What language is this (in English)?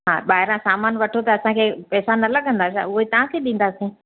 Sindhi